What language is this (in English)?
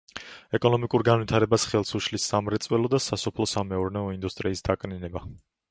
Georgian